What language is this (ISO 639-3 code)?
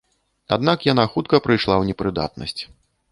bel